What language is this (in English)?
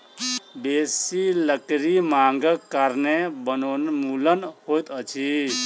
Maithili